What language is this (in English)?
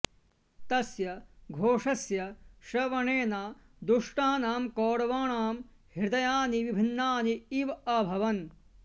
Sanskrit